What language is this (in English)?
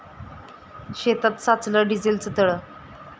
Marathi